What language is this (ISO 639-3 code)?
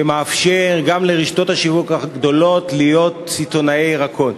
heb